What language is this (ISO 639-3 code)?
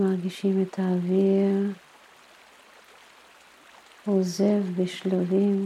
heb